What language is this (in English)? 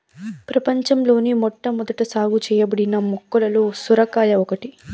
Telugu